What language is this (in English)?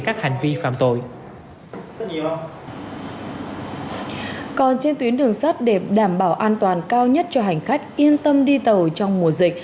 Vietnamese